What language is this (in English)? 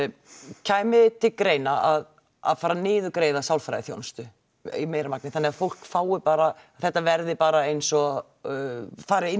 Icelandic